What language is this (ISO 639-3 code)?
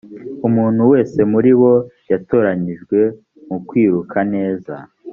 kin